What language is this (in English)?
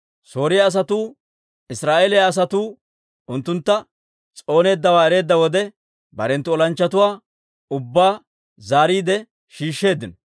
Dawro